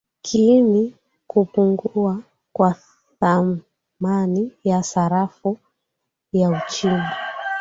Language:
Swahili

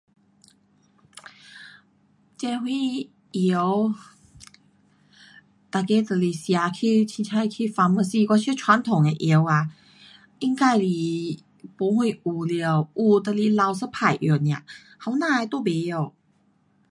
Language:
Pu-Xian Chinese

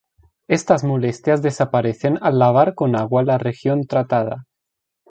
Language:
Spanish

